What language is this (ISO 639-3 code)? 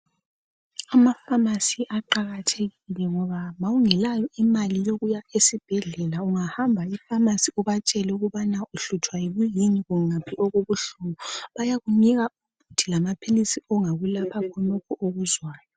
nde